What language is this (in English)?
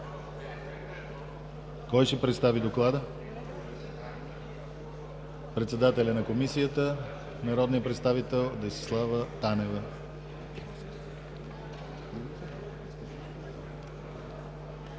Bulgarian